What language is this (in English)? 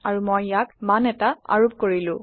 Assamese